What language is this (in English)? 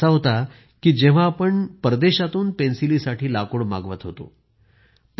Marathi